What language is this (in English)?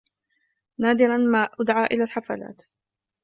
Arabic